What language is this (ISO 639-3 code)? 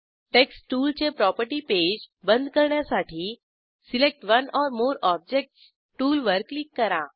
mar